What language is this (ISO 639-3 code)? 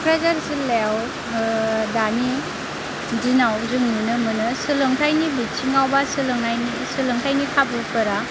brx